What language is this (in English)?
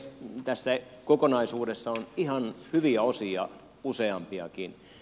Finnish